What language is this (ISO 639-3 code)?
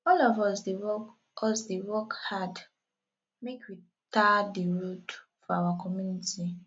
pcm